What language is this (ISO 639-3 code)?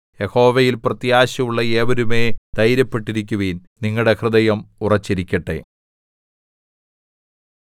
mal